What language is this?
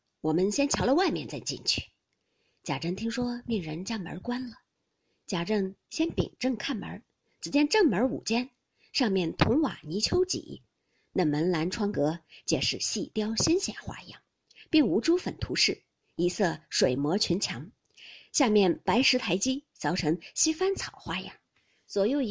Chinese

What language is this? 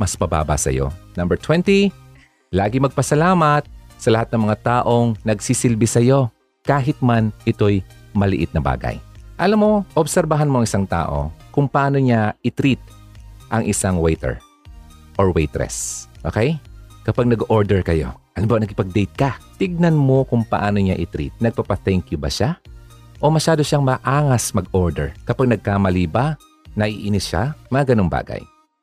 Filipino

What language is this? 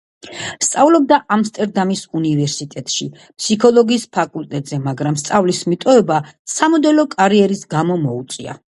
Georgian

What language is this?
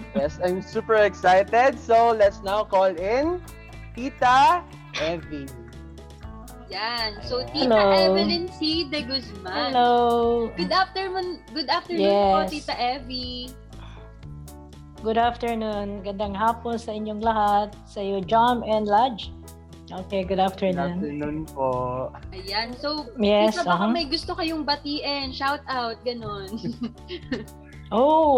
Filipino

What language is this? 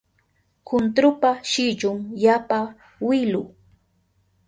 Southern Pastaza Quechua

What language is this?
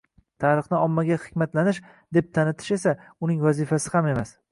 Uzbek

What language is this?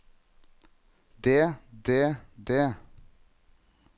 Norwegian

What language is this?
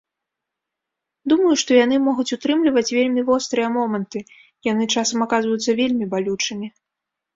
Belarusian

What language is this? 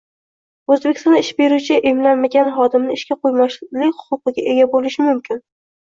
Uzbek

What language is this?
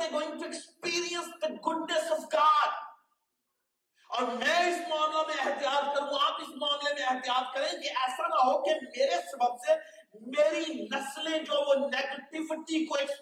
Urdu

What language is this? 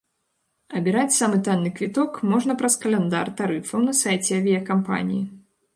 Belarusian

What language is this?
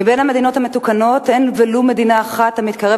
Hebrew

